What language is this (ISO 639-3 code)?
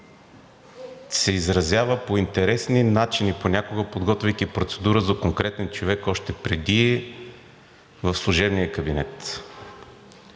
bul